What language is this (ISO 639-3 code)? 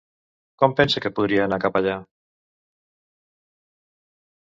cat